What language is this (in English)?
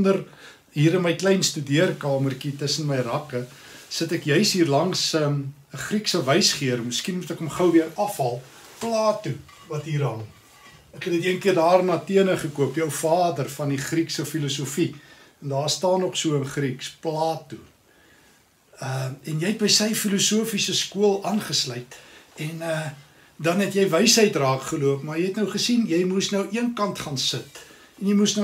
Dutch